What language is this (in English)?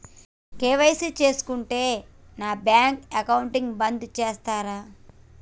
Telugu